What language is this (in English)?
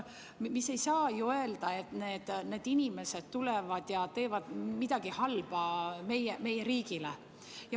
Estonian